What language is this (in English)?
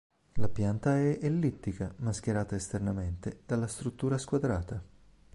Italian